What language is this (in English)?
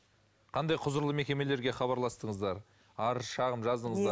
Kazakh